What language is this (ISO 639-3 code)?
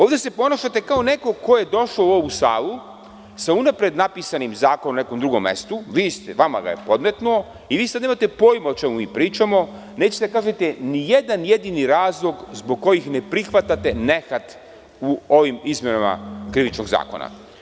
srp